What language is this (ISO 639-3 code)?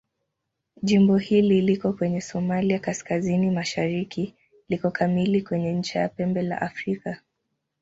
swa